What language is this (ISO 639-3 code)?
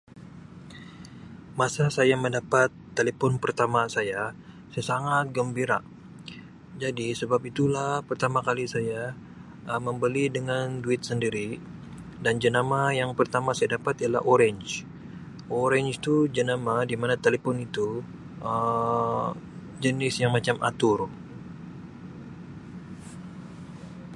msi